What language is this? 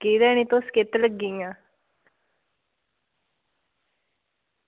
Dogri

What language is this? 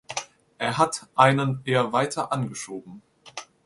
German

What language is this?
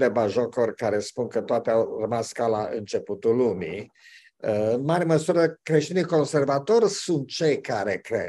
Romanian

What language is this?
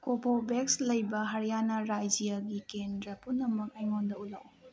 Manipuri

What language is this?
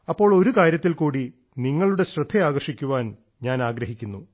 Malayalam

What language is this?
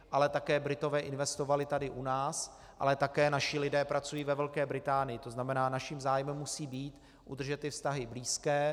Czech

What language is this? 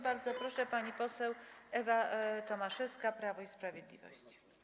Polish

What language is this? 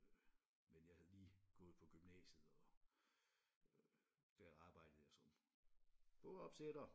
Danish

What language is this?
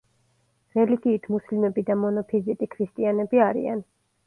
Georgian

